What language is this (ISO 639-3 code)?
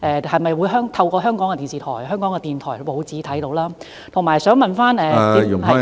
yue